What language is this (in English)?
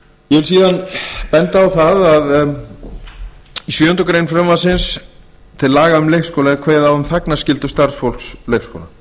Icelandic